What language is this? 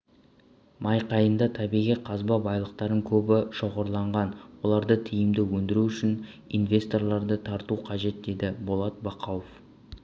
Kazakh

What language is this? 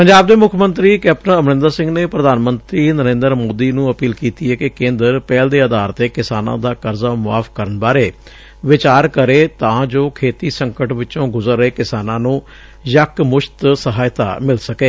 Punjabi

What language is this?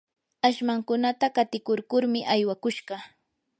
Yanahuanca Pasco Quechua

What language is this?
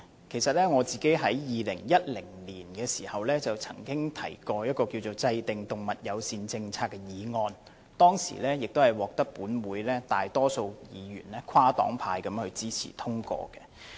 Cantonese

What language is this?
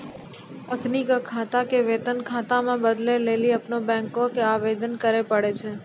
Maithili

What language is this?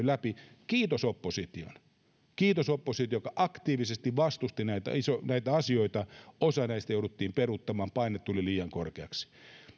Finnish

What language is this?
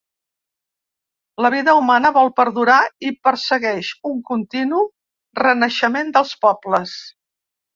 Catalan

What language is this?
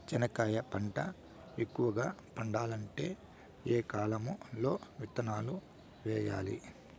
Telugu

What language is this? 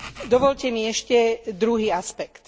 Slovak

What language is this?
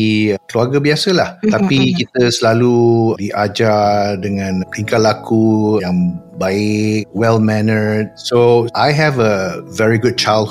Malay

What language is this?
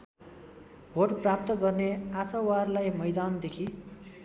Nepali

